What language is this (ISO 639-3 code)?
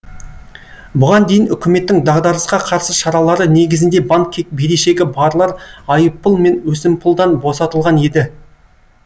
kaz